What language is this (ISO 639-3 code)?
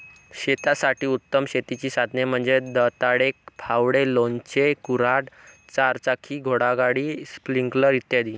mar